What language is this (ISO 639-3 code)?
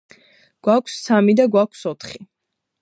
kat